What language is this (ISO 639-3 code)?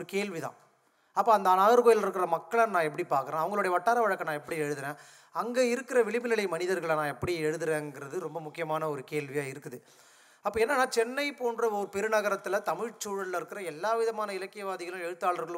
tam